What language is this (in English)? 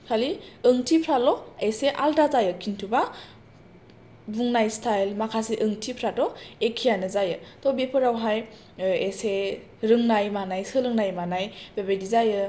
Bodo